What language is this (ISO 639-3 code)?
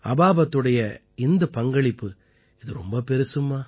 tam